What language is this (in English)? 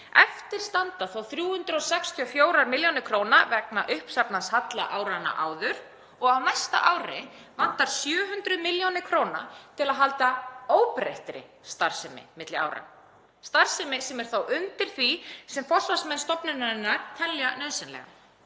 Icelandic